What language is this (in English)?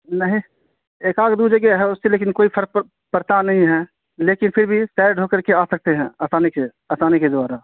Urdu